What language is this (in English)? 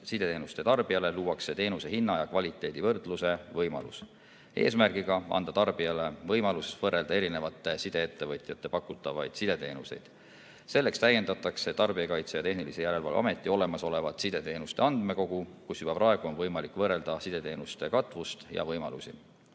Estonian